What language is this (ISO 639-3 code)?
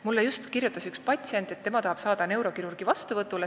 est